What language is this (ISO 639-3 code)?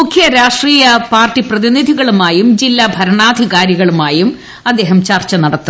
mal